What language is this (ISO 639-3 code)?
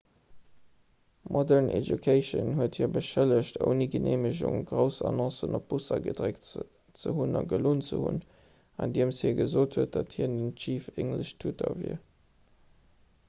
ltz